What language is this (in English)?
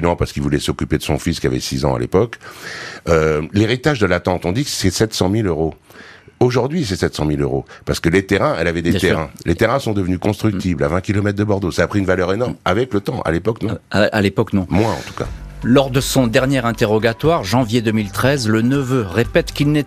French